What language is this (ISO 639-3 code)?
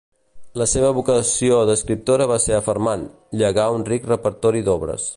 cat